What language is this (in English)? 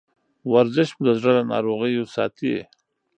Pashto